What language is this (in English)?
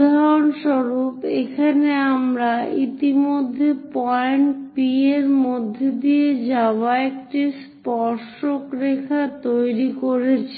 Bangla